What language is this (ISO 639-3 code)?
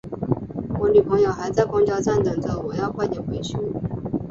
zho